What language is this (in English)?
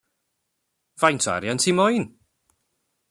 Welsh